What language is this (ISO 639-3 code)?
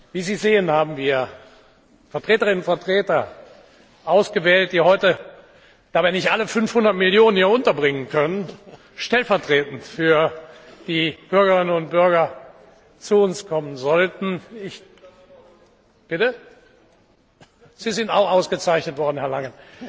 deu